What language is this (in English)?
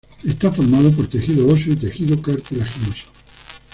Spanish